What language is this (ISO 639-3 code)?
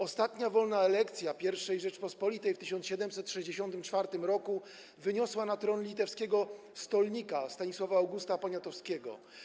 pol